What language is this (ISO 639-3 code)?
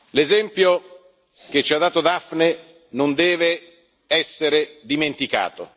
ita